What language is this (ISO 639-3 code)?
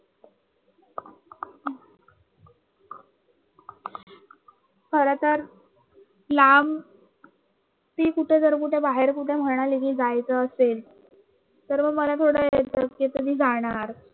mar